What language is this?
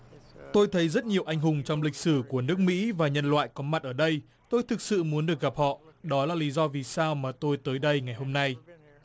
Vietnamese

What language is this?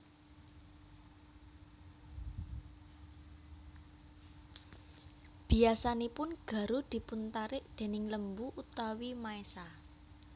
Javanese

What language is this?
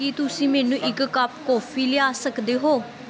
Punjabi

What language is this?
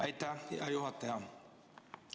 Estonian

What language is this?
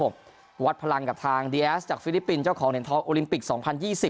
Thai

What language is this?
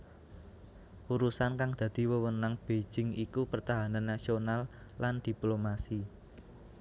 Javanese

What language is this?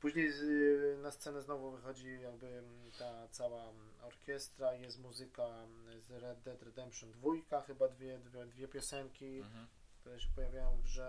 Polish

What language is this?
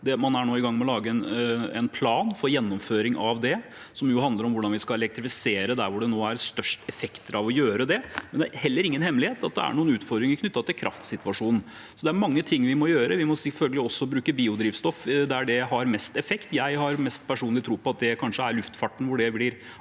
Norwegian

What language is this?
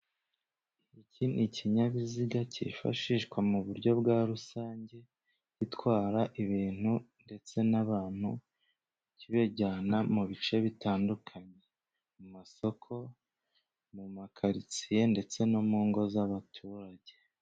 Kinyarwanda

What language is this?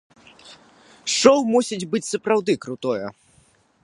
Belarusian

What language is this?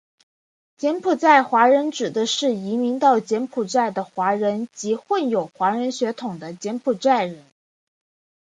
Chinese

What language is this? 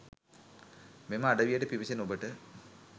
Sinhala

